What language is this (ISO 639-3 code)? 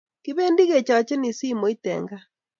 kln